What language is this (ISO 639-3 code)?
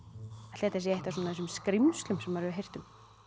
isl